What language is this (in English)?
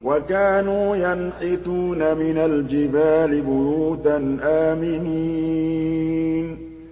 Arabic